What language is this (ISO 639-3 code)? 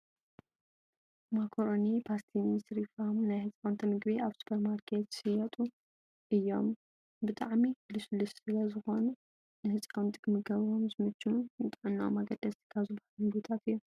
tir